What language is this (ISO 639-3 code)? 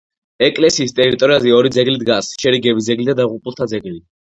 kat